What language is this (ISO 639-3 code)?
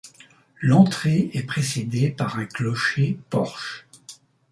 fra